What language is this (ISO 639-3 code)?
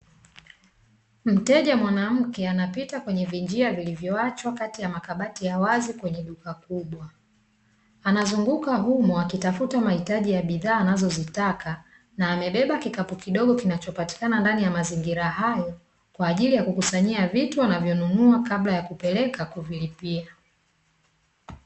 swa